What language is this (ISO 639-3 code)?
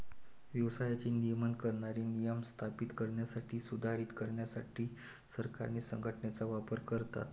mar